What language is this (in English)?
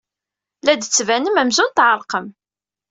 Kabyle